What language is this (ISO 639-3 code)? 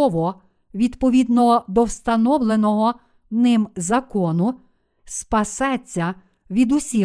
ukr